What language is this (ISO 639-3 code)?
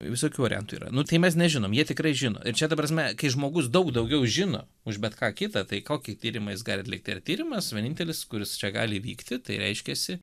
lit